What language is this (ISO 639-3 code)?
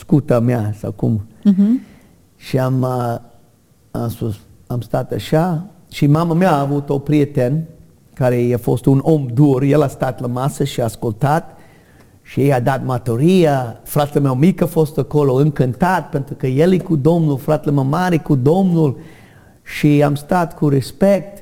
ron